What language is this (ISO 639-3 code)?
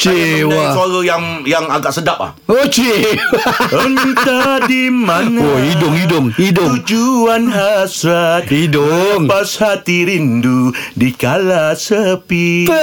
msa